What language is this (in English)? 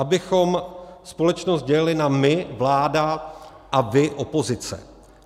Czech